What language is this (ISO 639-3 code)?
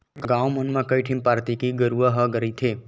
hne